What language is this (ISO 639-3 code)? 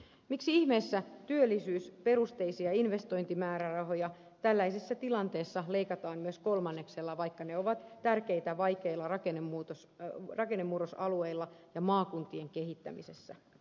fin